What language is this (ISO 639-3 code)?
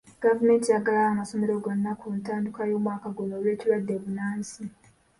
lug